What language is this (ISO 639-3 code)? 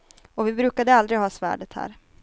swe